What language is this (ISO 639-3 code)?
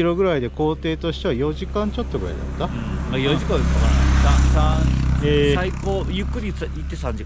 jpn